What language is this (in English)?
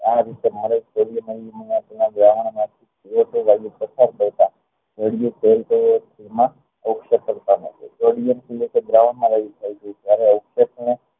Gujarati